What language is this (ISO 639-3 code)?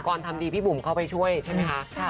tha